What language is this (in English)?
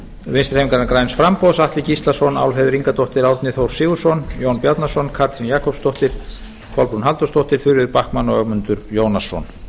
Icelandic